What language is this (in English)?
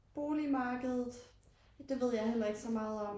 Danish